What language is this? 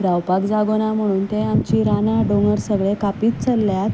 Konkani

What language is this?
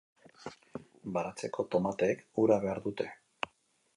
Basque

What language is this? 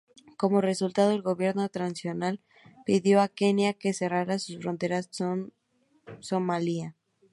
Spanish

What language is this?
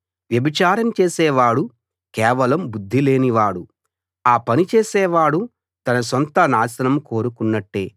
Telugu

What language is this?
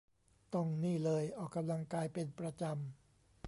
Thai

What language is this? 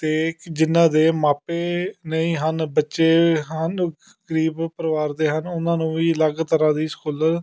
Punjabi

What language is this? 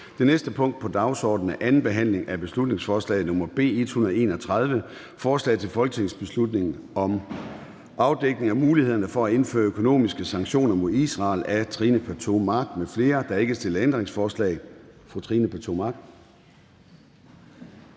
Danish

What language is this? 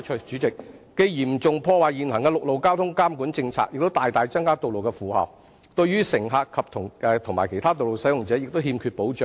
Cantonese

